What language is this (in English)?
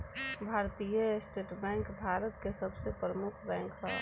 Bhojpuri